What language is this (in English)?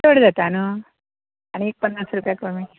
Konkani